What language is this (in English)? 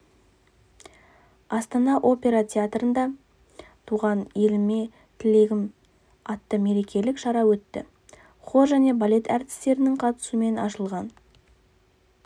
Kazakh